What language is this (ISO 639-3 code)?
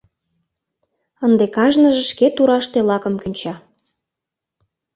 chm